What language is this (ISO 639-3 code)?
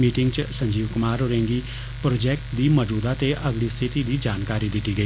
doi